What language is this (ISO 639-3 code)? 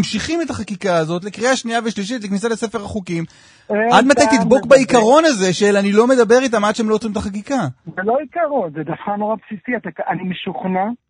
heb